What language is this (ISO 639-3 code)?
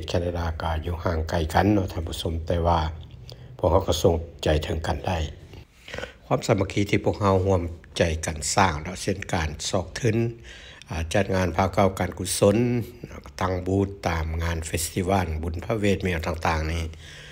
tha